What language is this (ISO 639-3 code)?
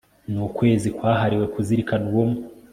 kin